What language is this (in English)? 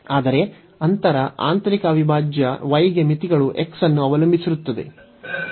Kannada